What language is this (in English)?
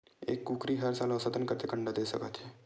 Chhattisgarhi